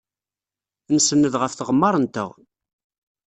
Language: Kabyle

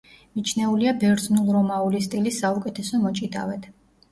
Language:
Georgian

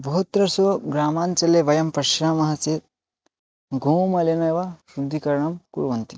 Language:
Sanskrit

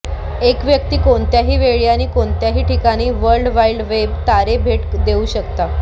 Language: Marathi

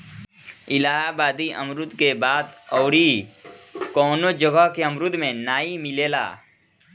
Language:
Bhojpuri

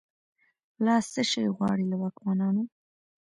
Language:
Pashto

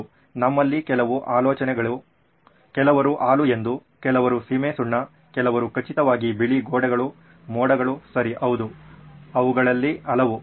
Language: Kannada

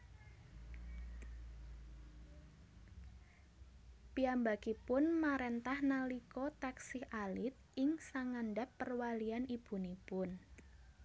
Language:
Javanese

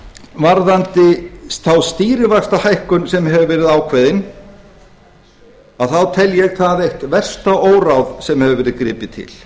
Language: Icelandic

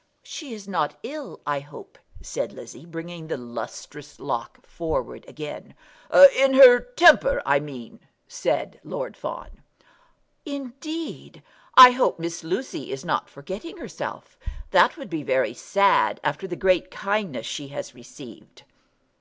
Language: English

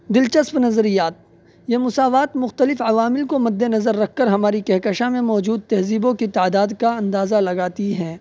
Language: Urdu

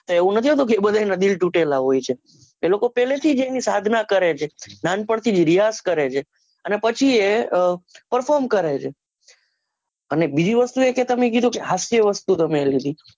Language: Gujarati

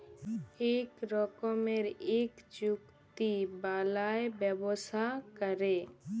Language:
Bangla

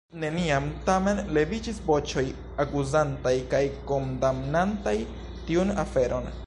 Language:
Esperanto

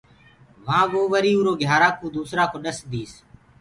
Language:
Gurgula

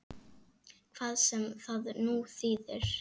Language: Icelandic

